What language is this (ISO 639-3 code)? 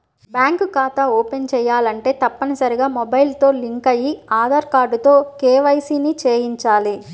tel